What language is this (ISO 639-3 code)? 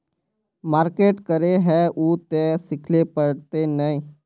mag